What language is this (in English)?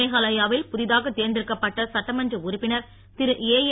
Tamil